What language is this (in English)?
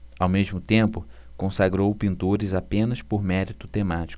Portuguese